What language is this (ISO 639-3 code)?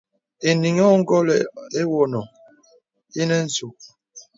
beb